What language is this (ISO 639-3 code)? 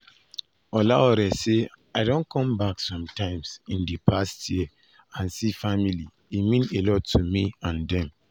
pcm